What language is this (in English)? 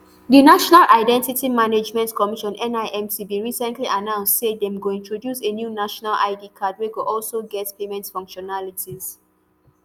Nigerian Pidgin